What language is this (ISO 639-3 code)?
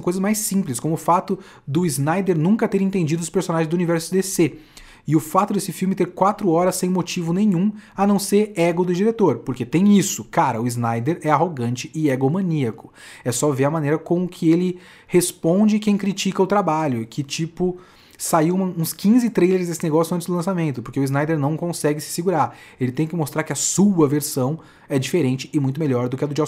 por